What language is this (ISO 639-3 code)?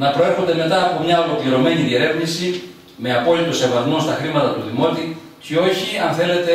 ell